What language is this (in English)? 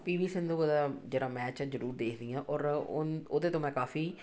Punjabi